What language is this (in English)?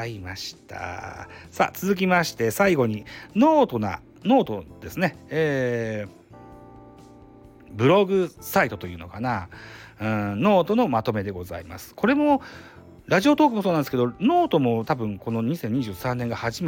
Japanese